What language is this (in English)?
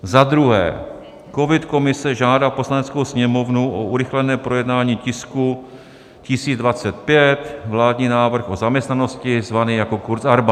Czech